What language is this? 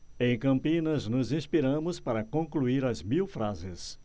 Portuguese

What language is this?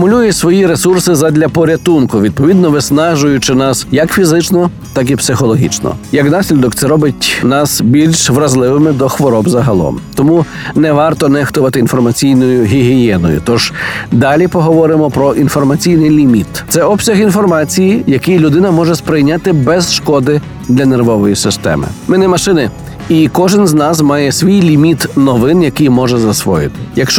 Ukrainian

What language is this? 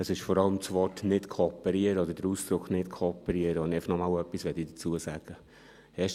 Swiss German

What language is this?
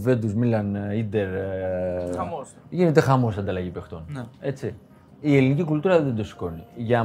Greek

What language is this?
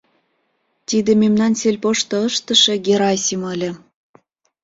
Mari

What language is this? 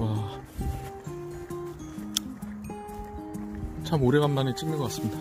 Korean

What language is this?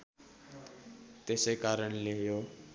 Nepali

